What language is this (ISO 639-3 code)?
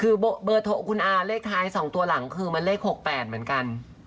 tha